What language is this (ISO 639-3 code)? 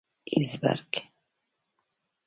pus